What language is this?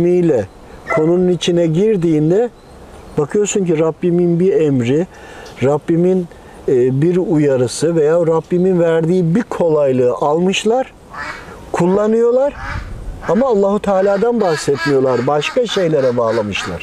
Turkish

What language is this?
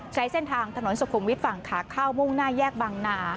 Thai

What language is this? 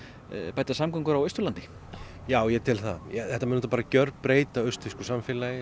Icelandic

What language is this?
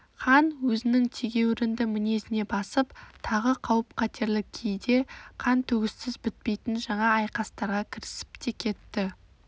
Kazakh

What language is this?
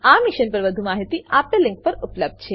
Gujarati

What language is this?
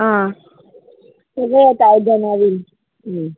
Konkani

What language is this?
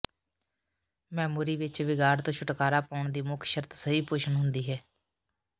Punjabi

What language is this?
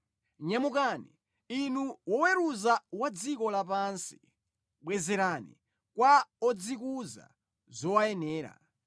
Nyanja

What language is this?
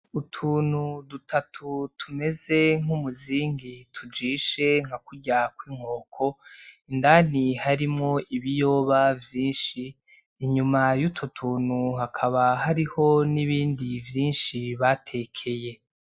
Rundi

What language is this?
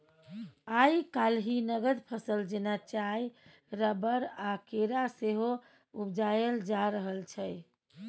Maithili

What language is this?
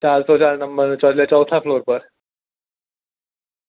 Gujarati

